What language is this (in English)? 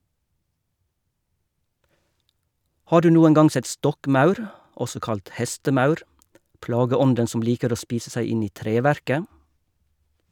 Norwegian